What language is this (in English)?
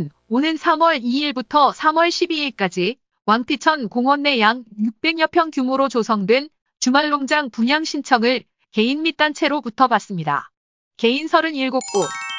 Korean